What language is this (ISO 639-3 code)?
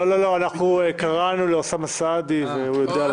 heb